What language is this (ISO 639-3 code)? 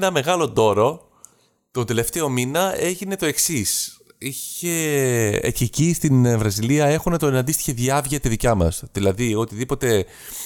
ell